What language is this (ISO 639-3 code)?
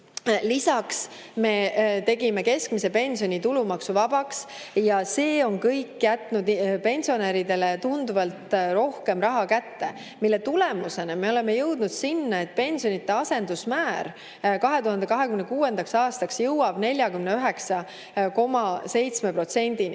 est